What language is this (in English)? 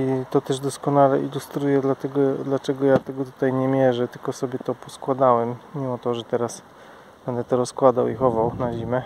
Polish